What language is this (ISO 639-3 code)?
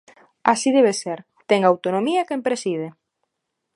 glg